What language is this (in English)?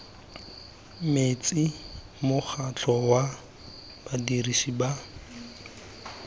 Tswana